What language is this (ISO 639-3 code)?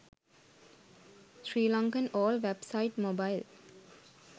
sin